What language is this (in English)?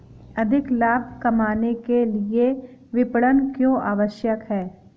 Hindi